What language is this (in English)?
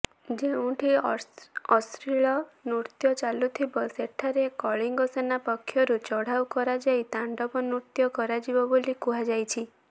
Odia